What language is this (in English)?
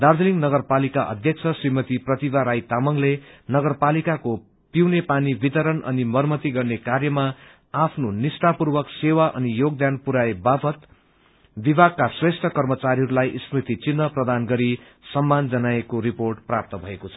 Nepali